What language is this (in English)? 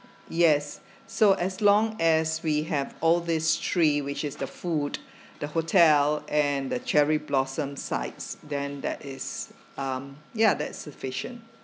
English